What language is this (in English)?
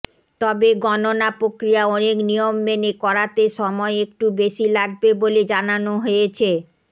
Bangla